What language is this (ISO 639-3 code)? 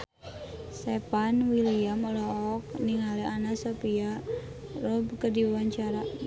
sun